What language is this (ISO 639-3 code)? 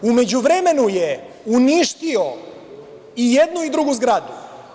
srp